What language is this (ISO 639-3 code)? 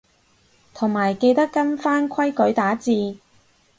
yue